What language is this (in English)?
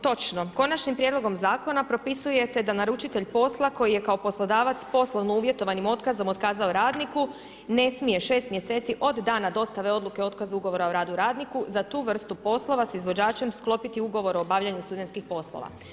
Croatian